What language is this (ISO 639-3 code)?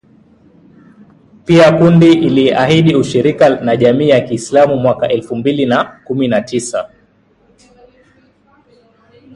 swa